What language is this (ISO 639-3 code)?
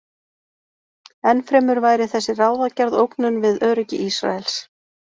isl